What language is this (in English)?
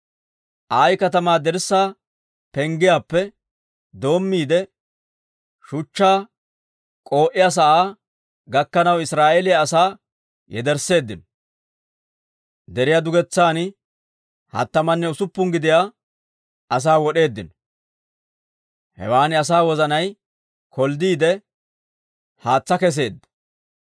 Dawro